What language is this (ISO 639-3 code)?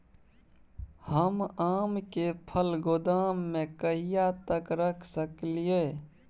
mai